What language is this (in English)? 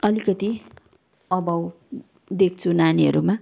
Nepali